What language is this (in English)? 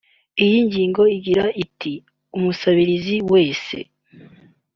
Kinyarwanda